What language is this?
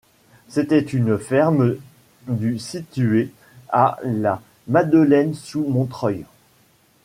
French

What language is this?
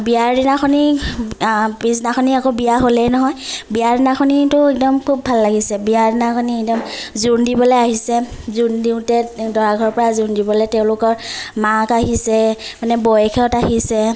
Assamese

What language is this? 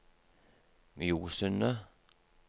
Norwegian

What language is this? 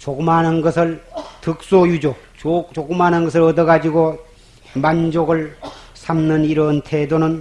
Korean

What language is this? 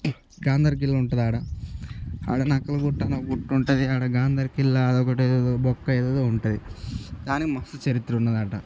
Telugu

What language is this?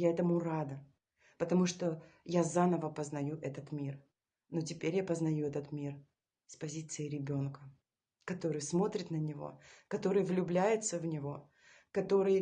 Russian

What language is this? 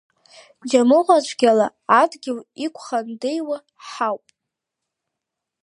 Abkhazian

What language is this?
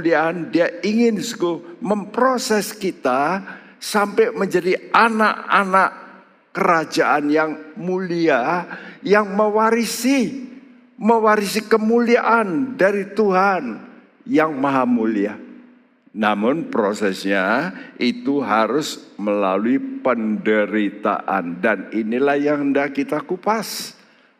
Indonesian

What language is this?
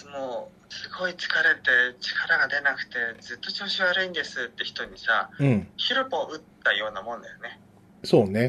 Japanese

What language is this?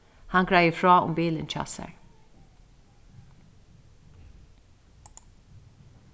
Faroese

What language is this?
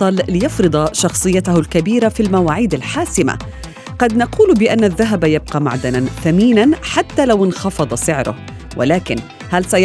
Arabic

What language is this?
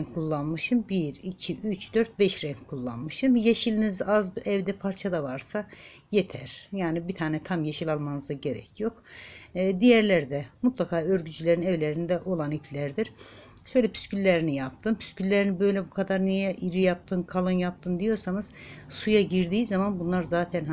Turkish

